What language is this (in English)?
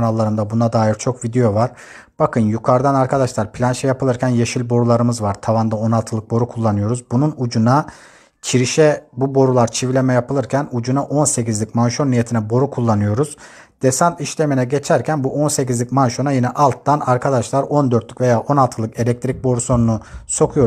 Turkish